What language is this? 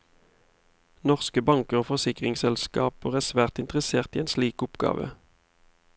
Norwegian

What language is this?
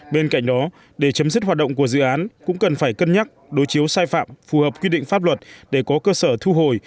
Vietnamese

